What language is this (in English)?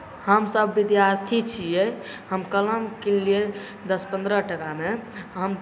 Maithili